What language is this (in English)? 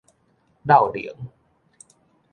Min Nan Chinese